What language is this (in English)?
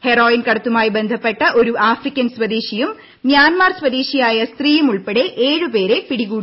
Malayalam